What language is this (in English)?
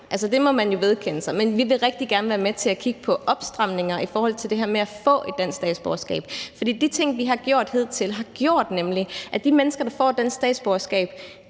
Danish